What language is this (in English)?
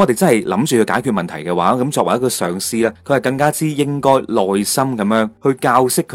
Chinese